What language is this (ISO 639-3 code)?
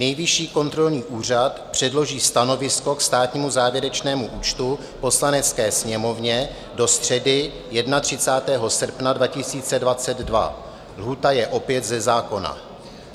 ces